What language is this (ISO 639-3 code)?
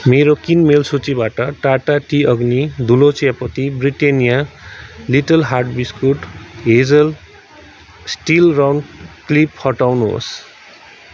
nep